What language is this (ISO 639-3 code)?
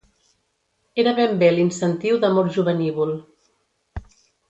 cat